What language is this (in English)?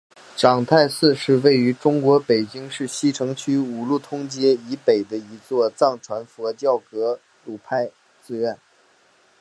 Chinese